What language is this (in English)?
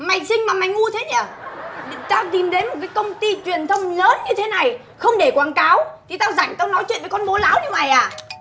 Vietnamese